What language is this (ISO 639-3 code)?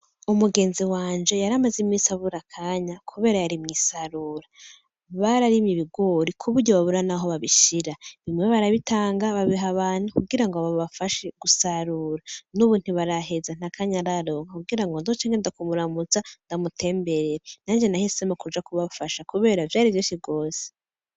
run